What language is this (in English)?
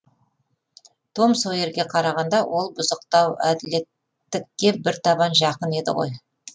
Kazakh